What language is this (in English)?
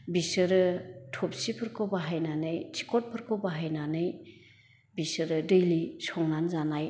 Bodo